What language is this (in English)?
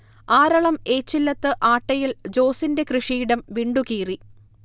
Malayalam